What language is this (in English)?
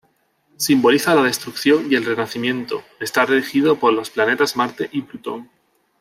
Spanish